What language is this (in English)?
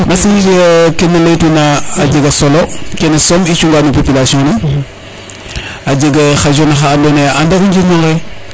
Serer